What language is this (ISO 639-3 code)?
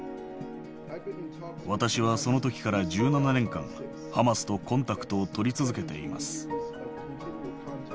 jpn